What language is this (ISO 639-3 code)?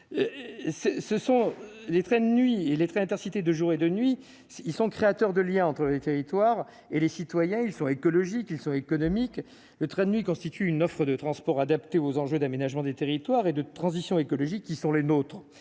fra